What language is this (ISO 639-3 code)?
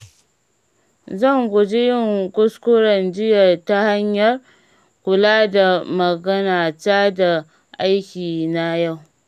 hau